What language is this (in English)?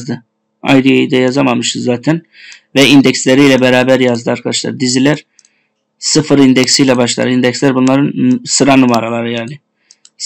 Turkish